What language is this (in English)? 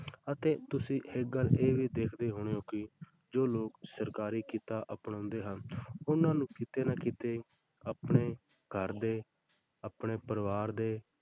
Punjabi